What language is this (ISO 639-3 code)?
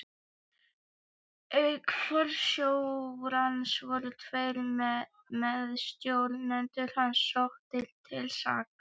isl